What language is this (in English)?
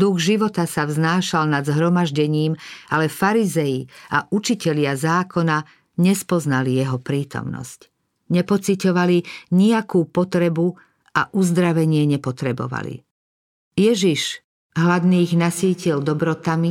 Slovak